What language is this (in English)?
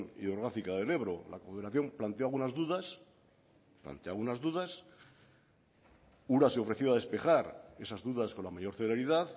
Spanish